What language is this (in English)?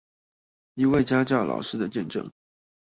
Chinese